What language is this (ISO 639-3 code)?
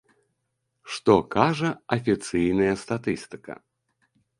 bel